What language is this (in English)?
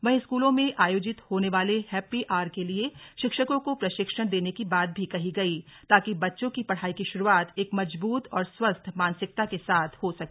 Hindi